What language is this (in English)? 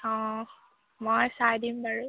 Assamese